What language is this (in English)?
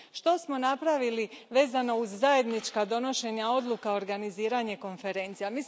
Croatian